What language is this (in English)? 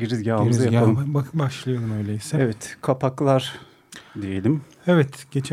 Turkish